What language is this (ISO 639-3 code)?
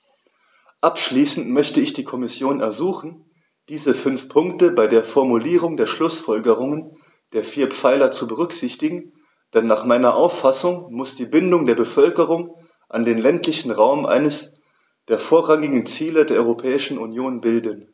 deu